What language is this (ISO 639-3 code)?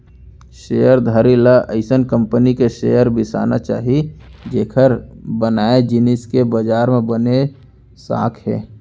hne